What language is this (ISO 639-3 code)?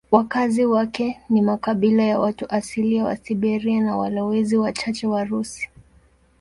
swa